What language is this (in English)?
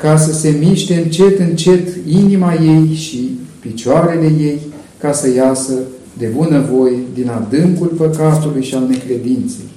Romanian